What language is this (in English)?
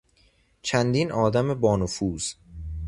Persian